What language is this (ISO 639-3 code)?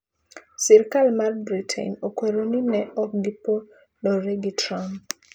luo